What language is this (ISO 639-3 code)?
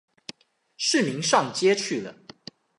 zho